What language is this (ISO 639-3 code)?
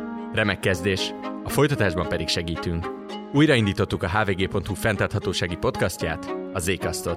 hun